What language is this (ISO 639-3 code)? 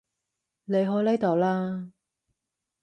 yue